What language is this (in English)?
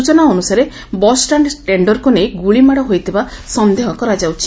Odia